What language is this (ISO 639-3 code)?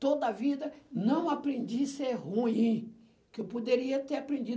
por